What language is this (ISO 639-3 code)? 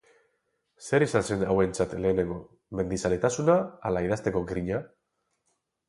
eus